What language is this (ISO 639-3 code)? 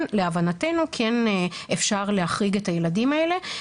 heb